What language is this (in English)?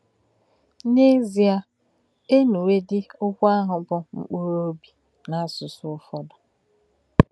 Igbo